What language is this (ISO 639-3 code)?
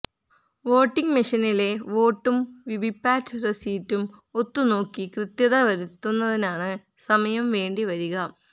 mal